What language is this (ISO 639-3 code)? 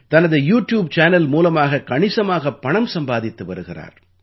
tam